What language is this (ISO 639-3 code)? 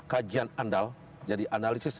ind